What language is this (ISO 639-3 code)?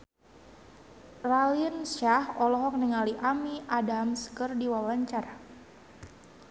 sun